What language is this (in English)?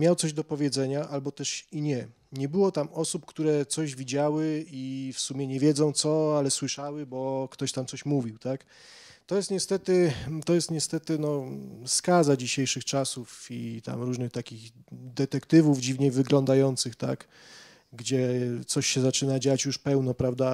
Polish